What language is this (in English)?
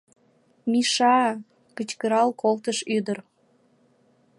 Mari